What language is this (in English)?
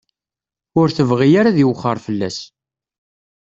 Kabyle